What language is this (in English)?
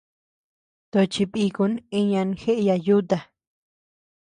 Tepeuxila Cuicatec